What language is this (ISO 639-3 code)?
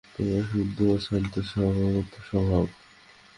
ben